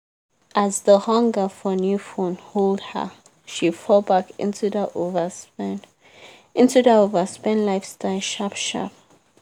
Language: Nigerian Pidgin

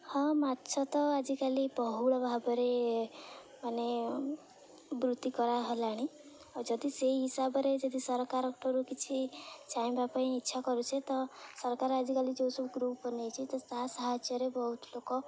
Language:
Odia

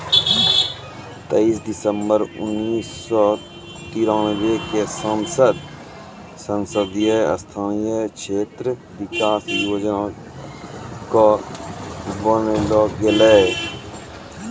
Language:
Maithili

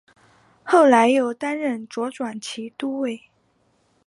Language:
Chinese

